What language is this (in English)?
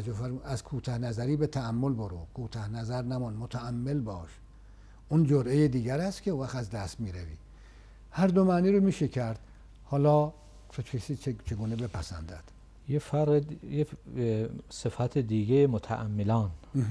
Persian